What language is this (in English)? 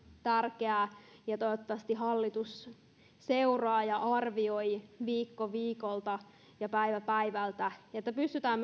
Finnish